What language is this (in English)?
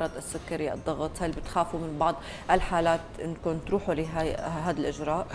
Arabic